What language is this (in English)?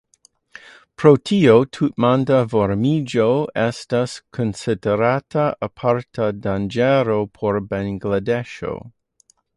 Esperanto